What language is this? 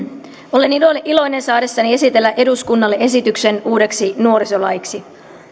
Finnish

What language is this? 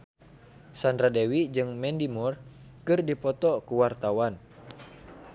Sundanese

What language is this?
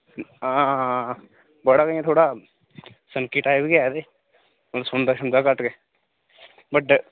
Dogri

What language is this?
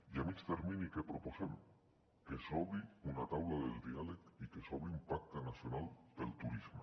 Catalan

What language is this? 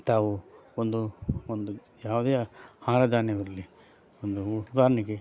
Kannada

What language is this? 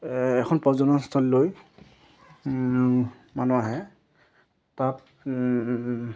Assamese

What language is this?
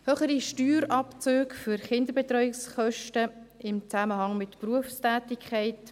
Swiss German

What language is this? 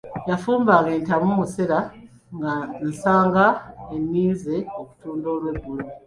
Ganda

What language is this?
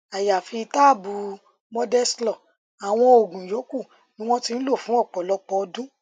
Yoruba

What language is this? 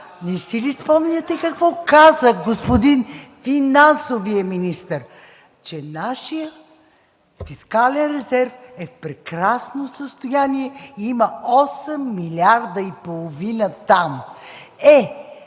Bulgarian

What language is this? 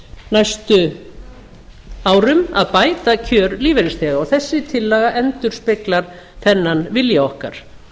Icelandic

